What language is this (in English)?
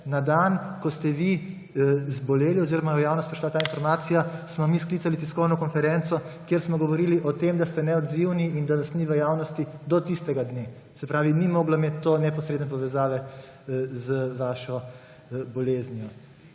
Slovenian